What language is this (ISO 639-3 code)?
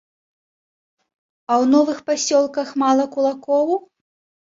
bel